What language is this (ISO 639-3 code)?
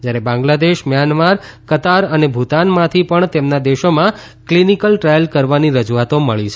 guj